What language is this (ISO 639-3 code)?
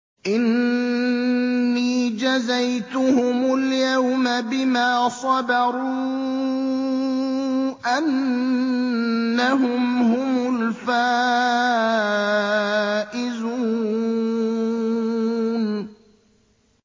ara